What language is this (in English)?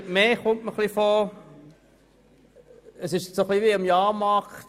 Swiss German